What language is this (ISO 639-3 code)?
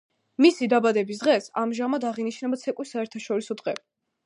kat